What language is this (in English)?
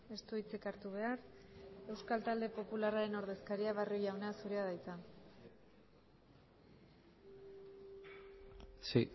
Basque